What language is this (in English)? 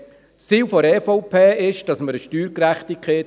Swiss German